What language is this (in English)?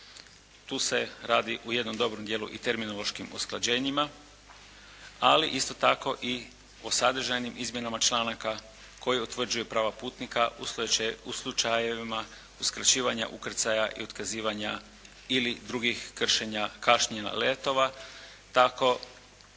Croatian